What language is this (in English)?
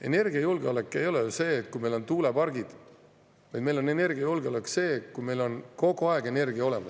Estonian